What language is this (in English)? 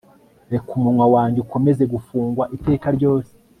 Kinyarwanda